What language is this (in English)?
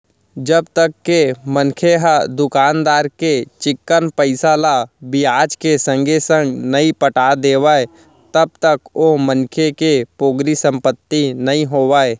Chhattisgarhi